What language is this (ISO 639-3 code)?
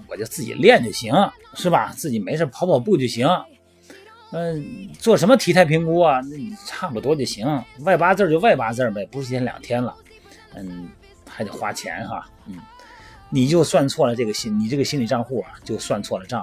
zho